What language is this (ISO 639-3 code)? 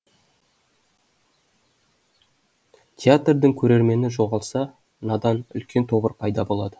kaz